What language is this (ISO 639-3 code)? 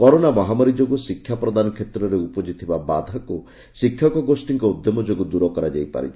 ori